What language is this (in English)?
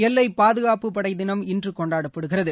Tamil